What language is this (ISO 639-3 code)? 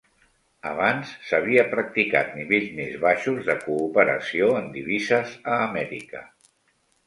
cat